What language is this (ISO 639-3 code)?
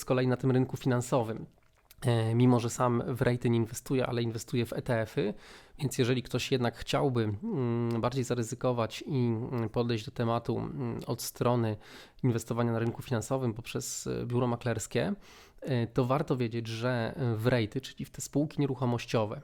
pol